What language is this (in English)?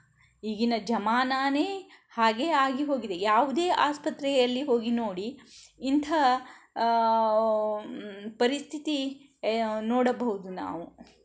Kannada